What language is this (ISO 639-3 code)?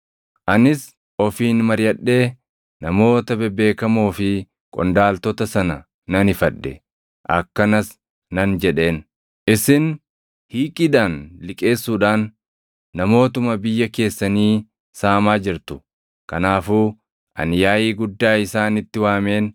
orm